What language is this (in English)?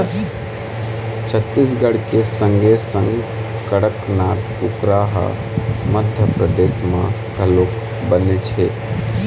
Chhattisgarhi